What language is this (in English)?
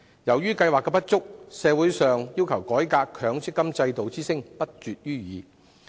Cantonese